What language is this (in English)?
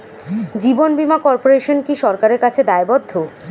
Bangla